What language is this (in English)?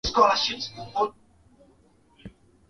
Swahili